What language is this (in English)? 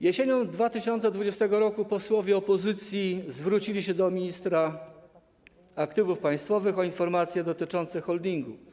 Polish